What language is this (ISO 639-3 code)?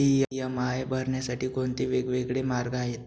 mar